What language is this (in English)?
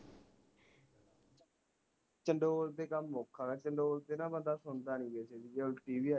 Punjabi